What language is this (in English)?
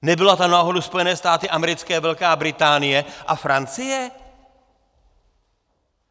Czech